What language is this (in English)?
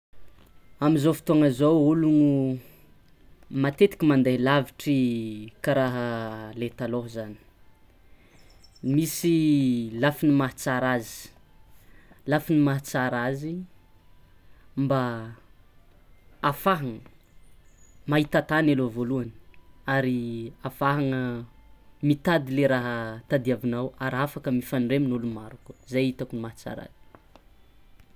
Tsimihety Malagasy